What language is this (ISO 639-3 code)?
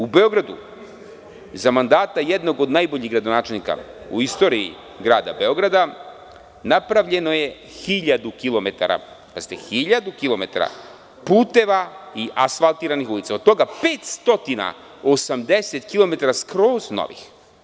srp